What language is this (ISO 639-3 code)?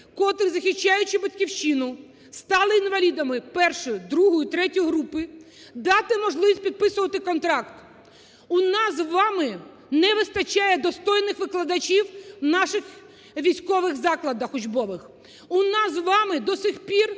ukr